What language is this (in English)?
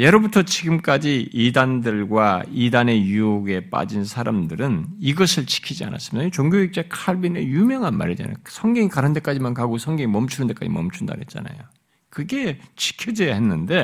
Korean